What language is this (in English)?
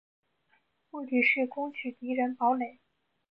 Chinese